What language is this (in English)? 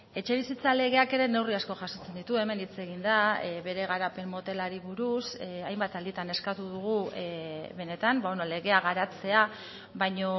Basque